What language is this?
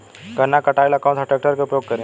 Bhojpuri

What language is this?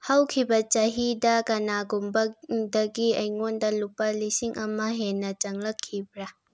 Manipuri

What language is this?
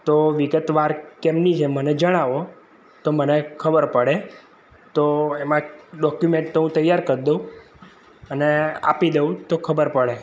Gujarati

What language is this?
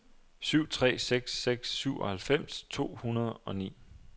Danish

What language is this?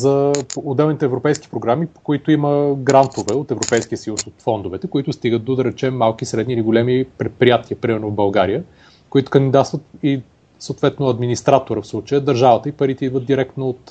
Bulgarian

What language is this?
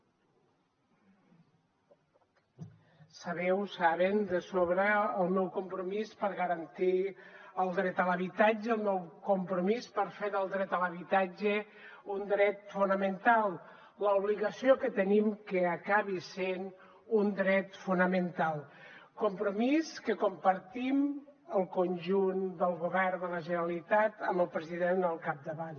Catalan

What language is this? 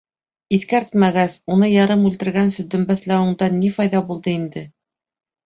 Bashkir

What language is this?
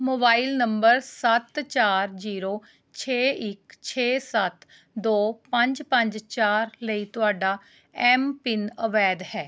Punjabi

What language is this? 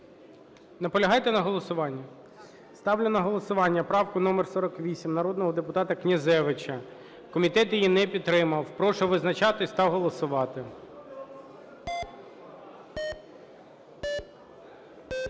Ukrainian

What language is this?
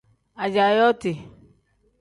Tem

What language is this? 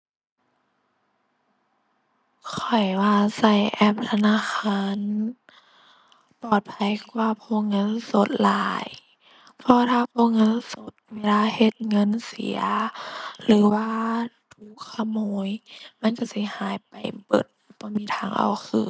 Thai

